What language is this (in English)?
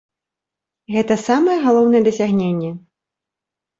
Belarusian